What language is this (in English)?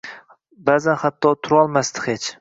Uzbek